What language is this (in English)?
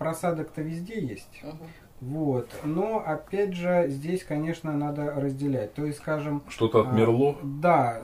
Russian